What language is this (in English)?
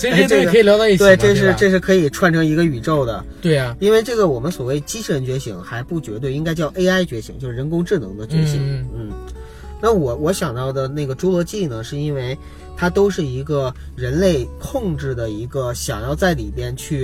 Chinese